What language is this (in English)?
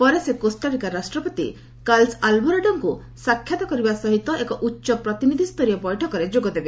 Odia